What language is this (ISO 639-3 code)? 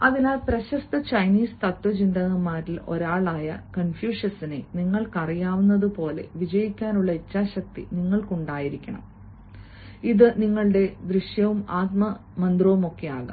mal